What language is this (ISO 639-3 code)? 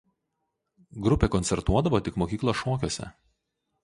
lit